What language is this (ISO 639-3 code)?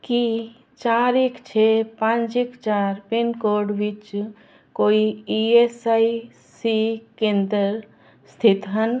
pan